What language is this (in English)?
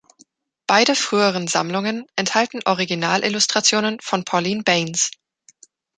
German